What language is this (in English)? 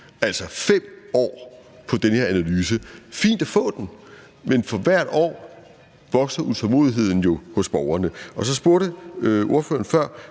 Danish